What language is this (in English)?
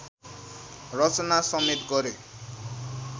Nepali